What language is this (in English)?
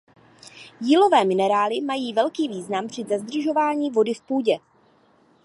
Czech